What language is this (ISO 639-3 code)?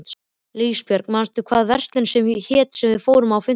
isl